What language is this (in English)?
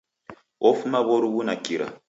Taita